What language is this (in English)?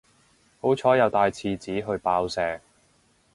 Cantonese